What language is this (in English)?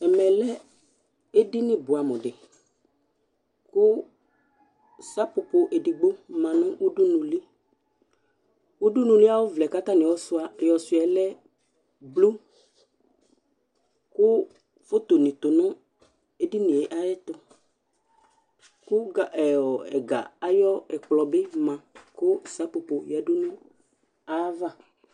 Ikposo